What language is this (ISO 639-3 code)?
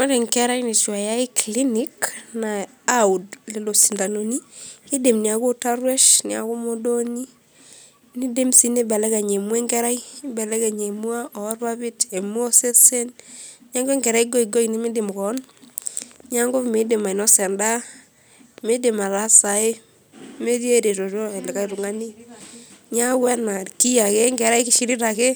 mas